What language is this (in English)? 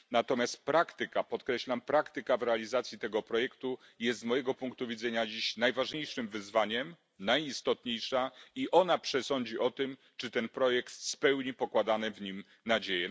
Polish